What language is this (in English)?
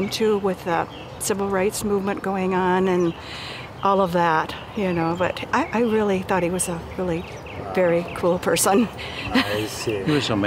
Korean